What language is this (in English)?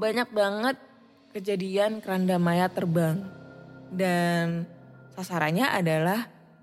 Indonesian